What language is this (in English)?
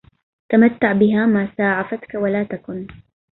Arabic